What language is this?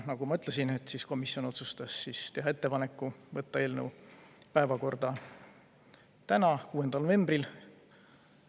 Estonian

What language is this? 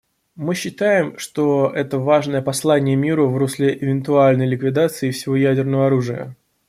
Russian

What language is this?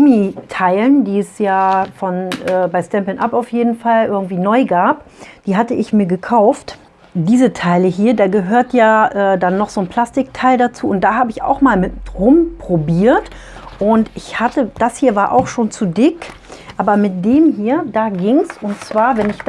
German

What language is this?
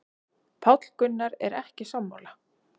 Icelandic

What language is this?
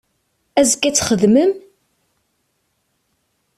Kabyle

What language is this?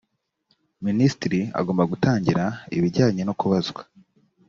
Kinyarwanda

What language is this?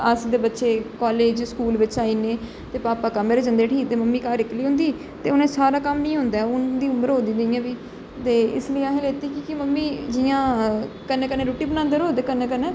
Dogri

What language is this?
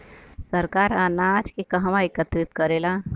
Bhojpuri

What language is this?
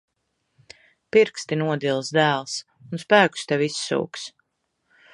Latvian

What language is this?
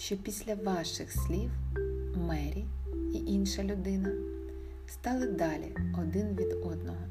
Ukrainian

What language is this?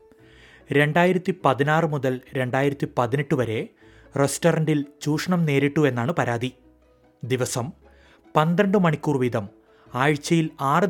Malayalam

